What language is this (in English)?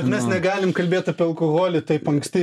Lithuanian